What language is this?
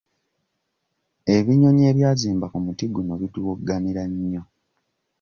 Ganda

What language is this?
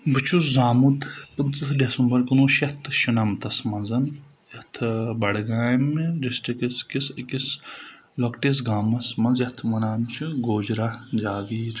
Kashmiri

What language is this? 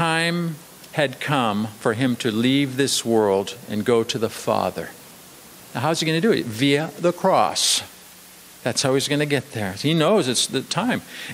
English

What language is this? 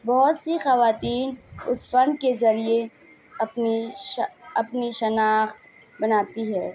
Urdu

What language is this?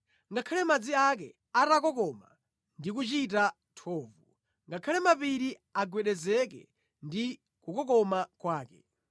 Nyanja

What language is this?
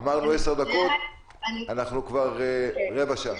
Hebrew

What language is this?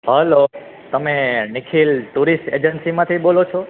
Gujarati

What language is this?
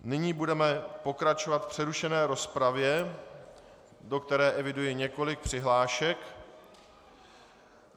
Czech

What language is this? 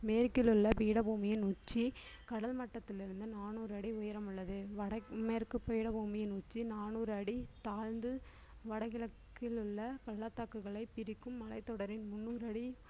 Tamil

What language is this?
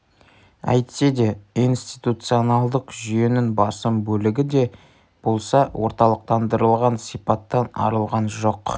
Kazakh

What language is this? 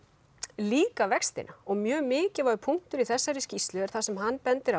Icelandic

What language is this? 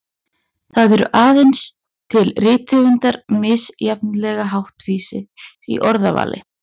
Icelandic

